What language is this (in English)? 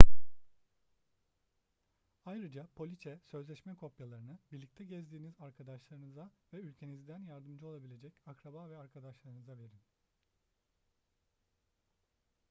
Turkish